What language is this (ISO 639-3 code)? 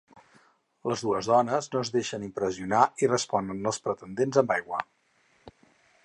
cat